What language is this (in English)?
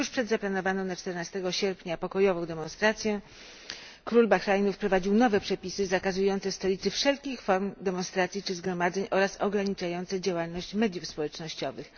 Polish